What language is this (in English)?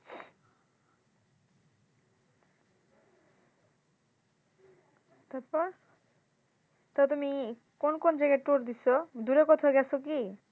Bangla